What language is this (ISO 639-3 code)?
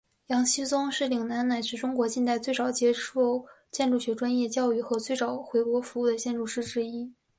zho